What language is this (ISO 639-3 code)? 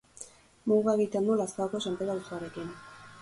eus